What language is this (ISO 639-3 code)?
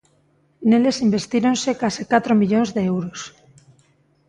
glg